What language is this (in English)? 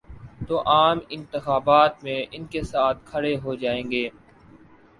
Urdu